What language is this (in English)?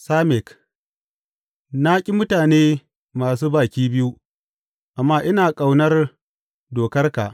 Hausa